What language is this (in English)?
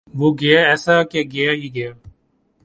Urdu